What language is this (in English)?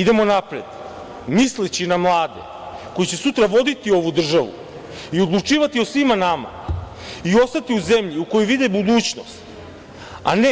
Serbian